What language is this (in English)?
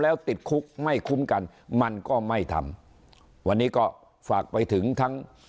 Thai